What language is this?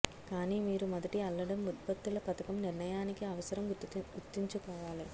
Telugu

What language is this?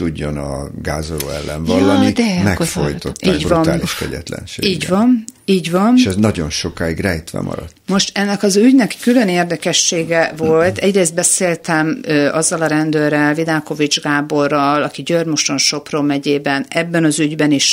Hungarian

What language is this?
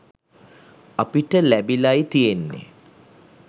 Sinhala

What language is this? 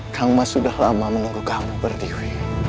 Indonesian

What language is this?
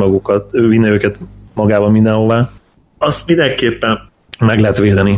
Hungarian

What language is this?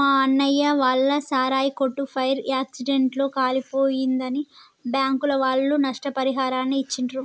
Telugu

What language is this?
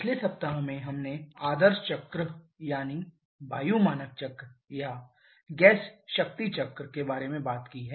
Hindi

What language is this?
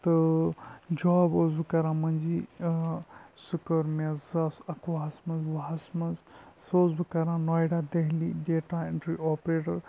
Kashmiri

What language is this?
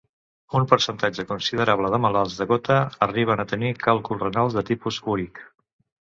Catalan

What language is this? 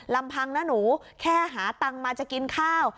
Thai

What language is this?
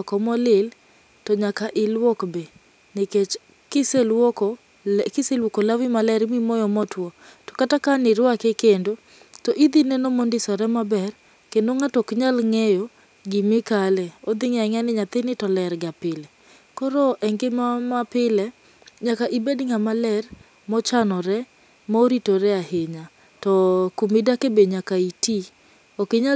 Luo (Kenya and Tanzania)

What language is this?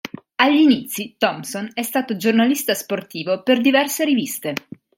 Italian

